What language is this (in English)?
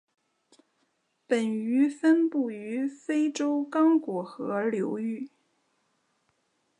Chinese